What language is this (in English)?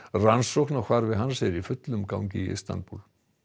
Icelandic